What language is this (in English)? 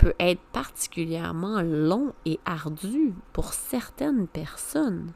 French